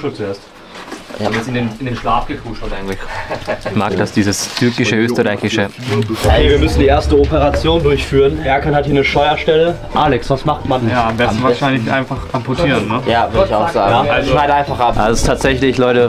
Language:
German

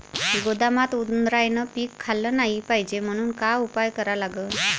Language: Marathi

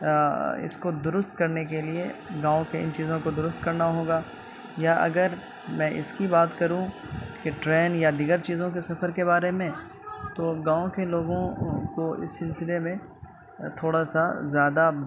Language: Urdu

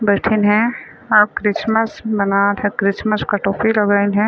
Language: Chhattisgarhi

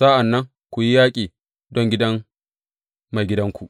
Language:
Hausa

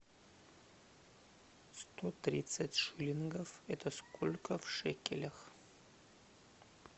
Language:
Russian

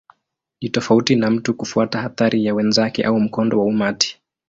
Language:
Swahili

